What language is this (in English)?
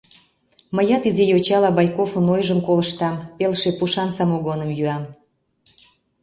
Mari